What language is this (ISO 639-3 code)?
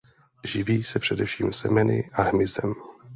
ces